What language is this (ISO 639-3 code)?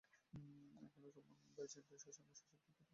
ben